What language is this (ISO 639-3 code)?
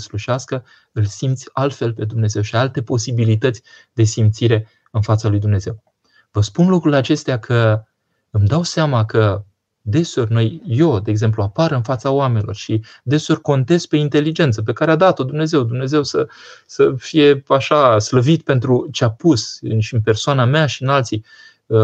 ron